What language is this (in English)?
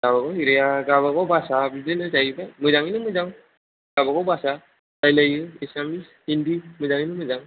Bodo